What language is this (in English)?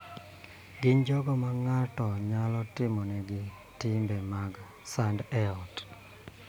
Luo (Kenya and Tanzania)